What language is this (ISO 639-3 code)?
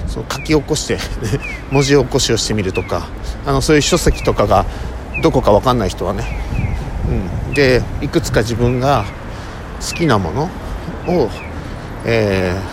jpn